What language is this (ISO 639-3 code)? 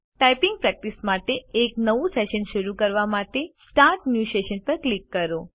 guj